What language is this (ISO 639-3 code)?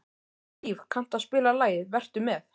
isl